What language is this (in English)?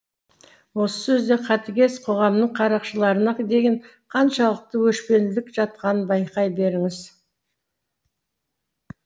Kazakh